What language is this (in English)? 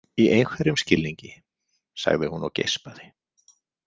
Icelandic